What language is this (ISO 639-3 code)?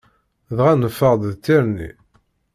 kab